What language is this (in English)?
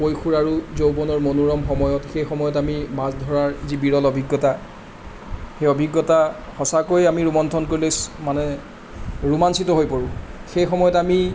Assamese